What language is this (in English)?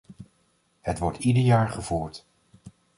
Dutch